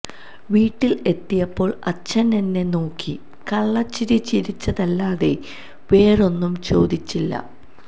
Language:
Malayalam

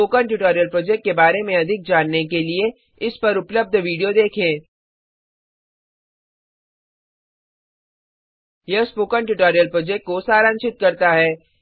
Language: Hindi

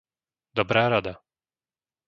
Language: Slovak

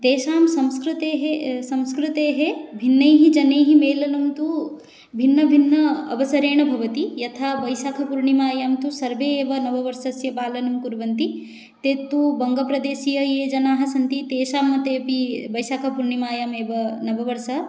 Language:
Sanskrit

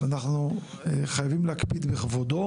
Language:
Hebrew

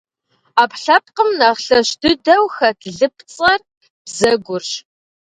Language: Kabardian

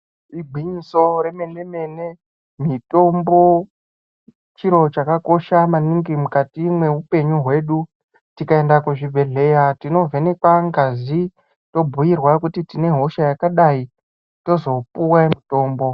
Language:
Ndau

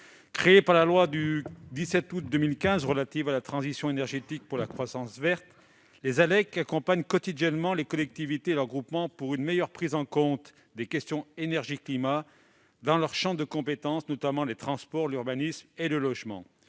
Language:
French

